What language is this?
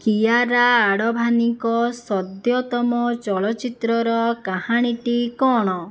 Odia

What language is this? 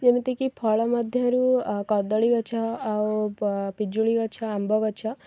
Odia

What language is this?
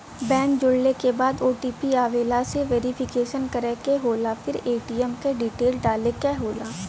Bhojpuri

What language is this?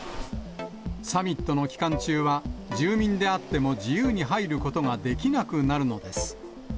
Japanese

